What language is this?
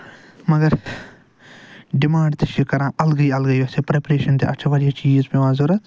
Kashmiri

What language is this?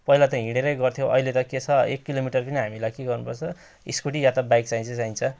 Nepali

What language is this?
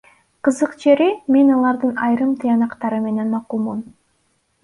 Kyrgyz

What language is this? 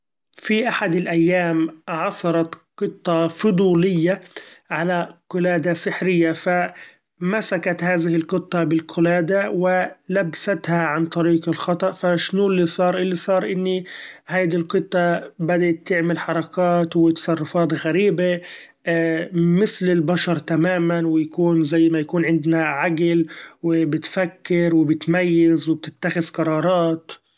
Gulf Arabic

